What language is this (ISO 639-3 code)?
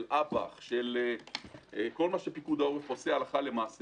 heb